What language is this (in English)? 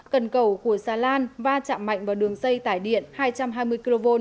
Vietnamese